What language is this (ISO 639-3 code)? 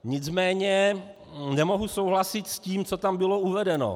ces